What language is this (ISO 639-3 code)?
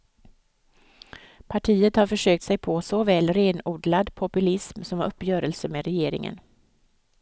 swe